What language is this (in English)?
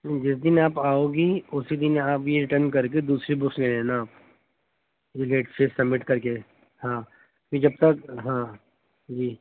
Urdu